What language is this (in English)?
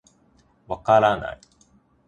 Japanese